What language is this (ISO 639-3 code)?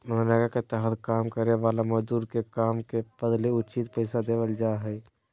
mag